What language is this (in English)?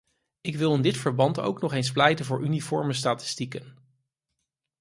Dutch